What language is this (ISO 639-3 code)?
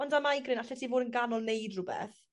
cym